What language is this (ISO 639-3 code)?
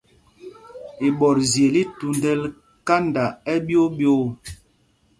mgg